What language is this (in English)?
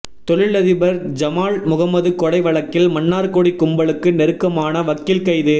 Tamil